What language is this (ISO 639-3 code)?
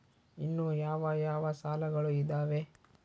kan